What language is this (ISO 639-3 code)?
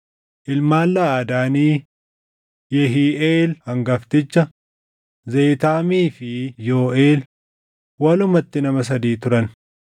orm